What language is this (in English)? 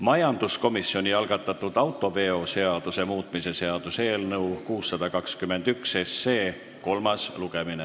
Estonian